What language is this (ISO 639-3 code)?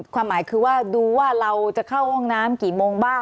tha